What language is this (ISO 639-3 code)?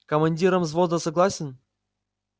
rus